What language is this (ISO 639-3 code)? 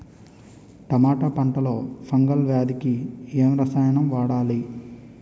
tel